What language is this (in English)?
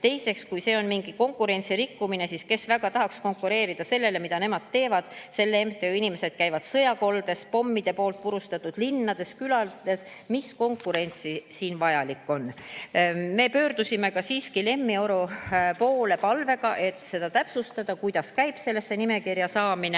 Estonian